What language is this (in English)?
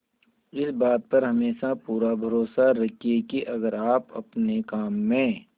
Hindi